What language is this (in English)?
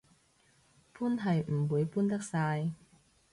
Cantonese